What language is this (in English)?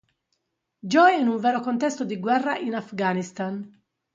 Italian